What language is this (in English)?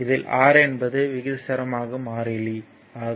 Tamil